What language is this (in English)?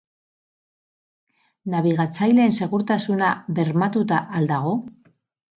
Basque